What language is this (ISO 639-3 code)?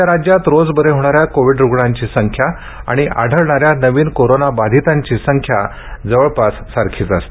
mar